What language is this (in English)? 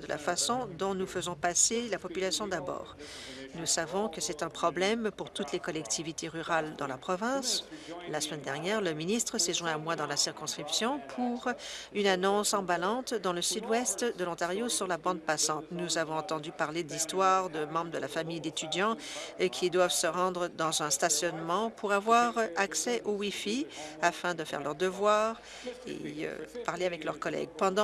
French